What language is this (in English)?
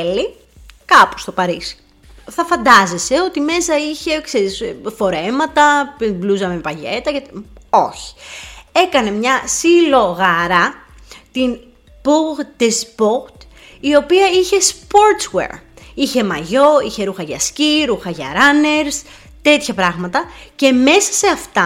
Greek